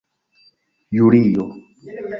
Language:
Esperanto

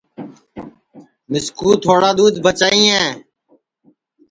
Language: Sansi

